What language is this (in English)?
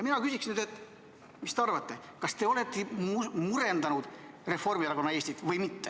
Estonian